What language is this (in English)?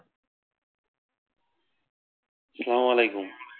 Bangla